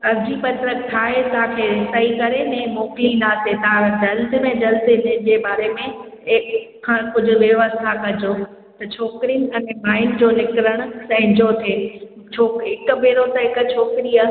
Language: Sindhi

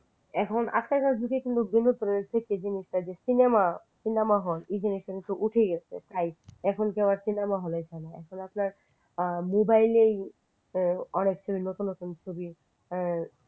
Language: Bangla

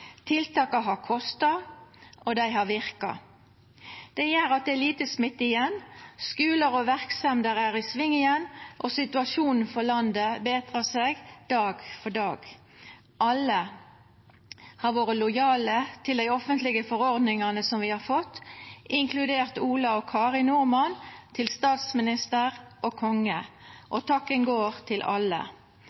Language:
Norwegian Nynorsk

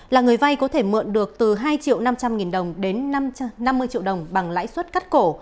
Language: Vietnamese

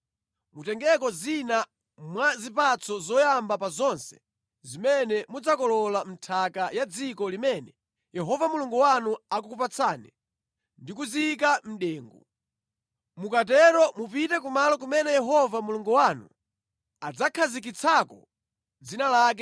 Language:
Nyanja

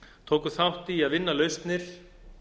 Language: Icelandic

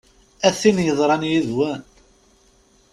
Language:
Kabyle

